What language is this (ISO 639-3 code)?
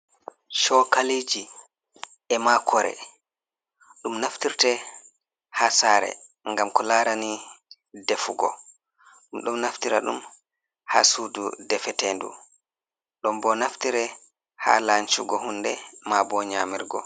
ful